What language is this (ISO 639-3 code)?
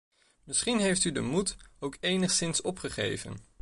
nld